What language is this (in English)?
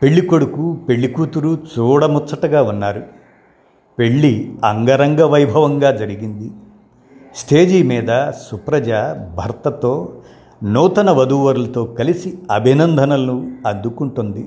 Telugu